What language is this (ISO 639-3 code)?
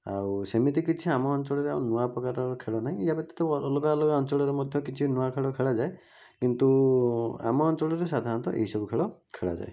ori